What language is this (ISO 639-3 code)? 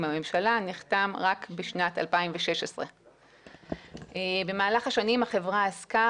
heb